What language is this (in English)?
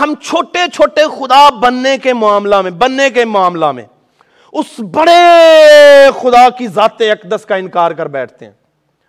Urdu